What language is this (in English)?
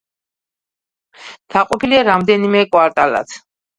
Georgian